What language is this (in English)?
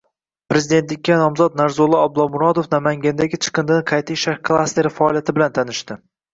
Uzbek